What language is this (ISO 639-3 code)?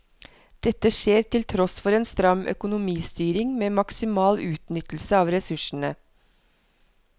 nor